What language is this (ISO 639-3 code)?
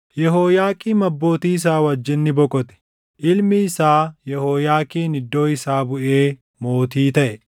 orm